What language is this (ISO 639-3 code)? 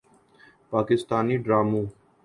urd